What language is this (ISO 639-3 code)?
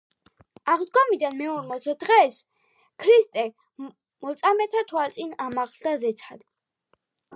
kat